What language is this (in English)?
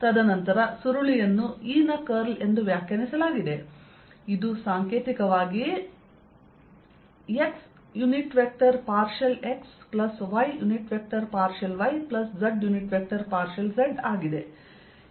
Kannada